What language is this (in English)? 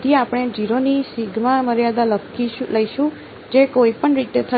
Gujarati